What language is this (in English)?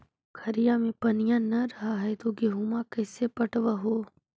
Magahi